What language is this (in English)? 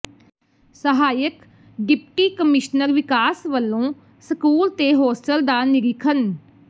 Punjabi